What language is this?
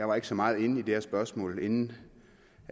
Danish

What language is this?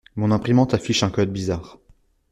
French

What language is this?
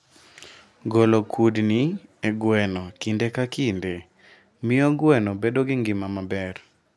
Luo (Kenya and Tanzania)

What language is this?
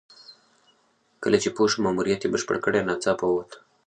Pashto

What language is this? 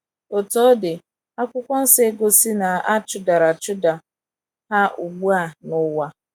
Igbo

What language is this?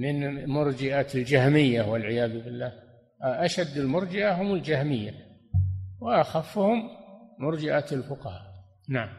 Arabic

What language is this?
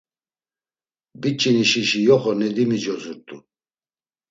Laz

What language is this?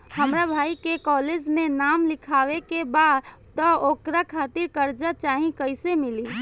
Bhojpuri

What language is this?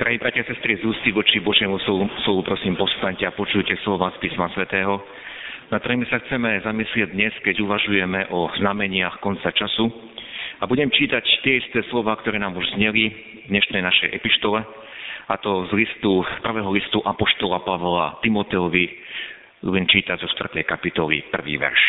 Slovak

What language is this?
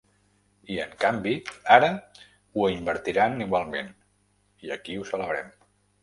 Catalan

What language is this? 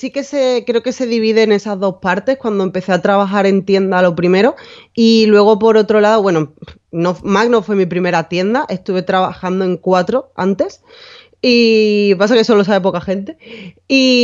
Spanish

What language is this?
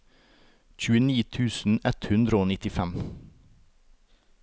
Norwegian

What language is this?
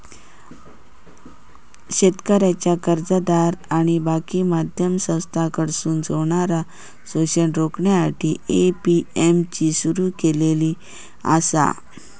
Marathi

